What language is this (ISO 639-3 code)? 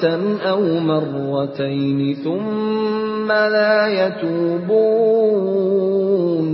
ind